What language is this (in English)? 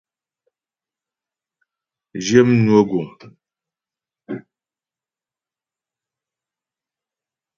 Ghomala